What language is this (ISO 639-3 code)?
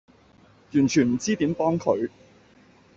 yue